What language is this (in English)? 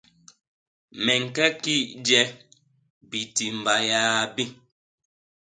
Basaa